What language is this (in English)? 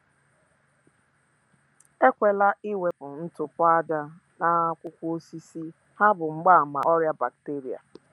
Igbo